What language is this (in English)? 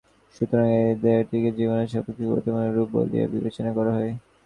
Bangla